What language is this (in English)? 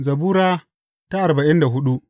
Hausa